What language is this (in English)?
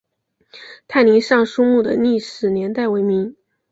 Chinese